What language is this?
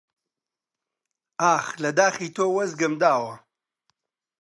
Central Kurdish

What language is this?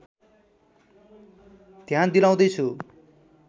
Nepali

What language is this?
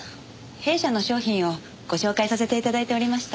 Japanese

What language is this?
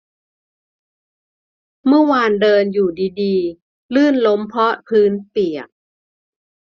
Thai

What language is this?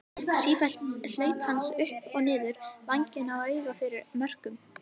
Icelandic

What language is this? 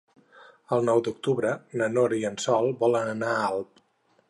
Catalan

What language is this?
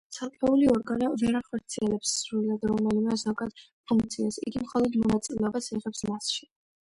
Georgian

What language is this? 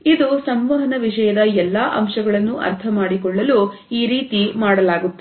Kannada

